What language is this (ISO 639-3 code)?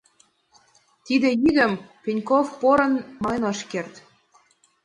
chm